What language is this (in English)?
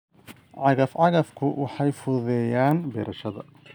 Somali